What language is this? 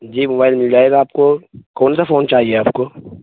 Urdu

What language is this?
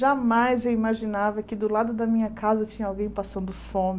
Portuguese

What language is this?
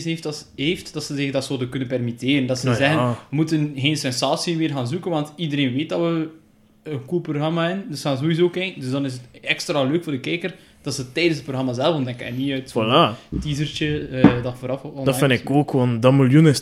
Dutch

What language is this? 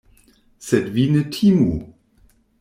Esperanto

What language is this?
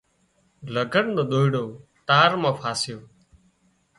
Wadiyara Koli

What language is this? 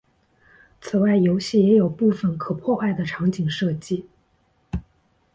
Chinese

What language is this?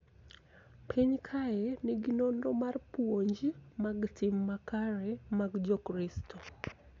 Luo (Kenya and Tanzania)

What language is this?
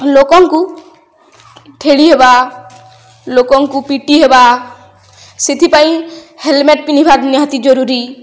Odia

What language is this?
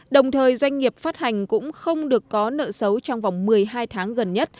Vietnamese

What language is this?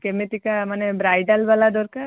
Odia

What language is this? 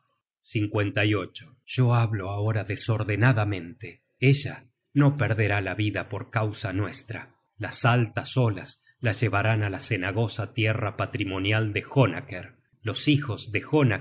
Spanish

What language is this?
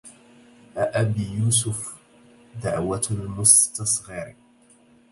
Arabic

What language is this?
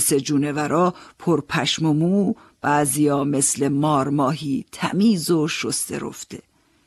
Persian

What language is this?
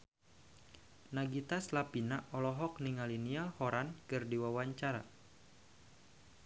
Sundanese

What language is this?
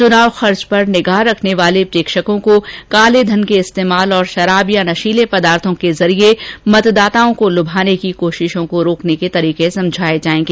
Hindi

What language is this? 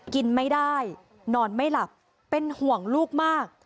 Thai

